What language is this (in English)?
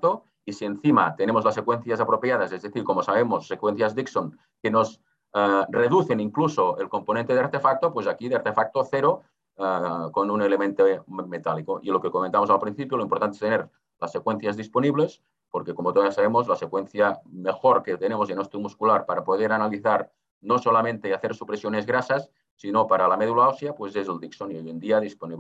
Spanish